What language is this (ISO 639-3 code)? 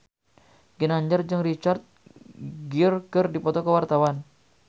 sun